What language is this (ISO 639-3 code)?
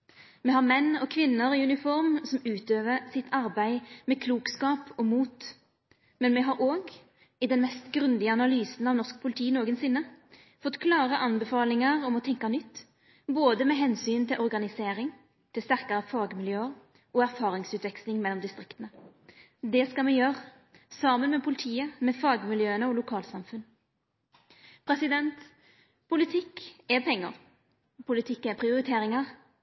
nno